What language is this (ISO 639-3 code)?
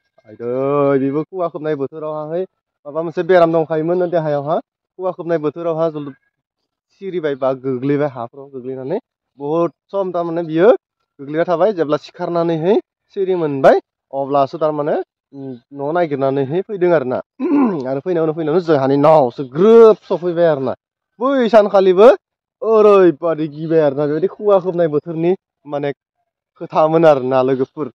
tur